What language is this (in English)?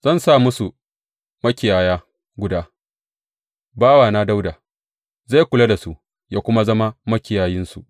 Hausa